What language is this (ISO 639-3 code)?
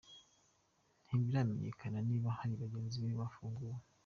kin